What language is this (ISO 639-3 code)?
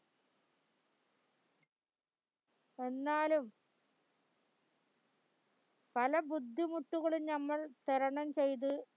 mal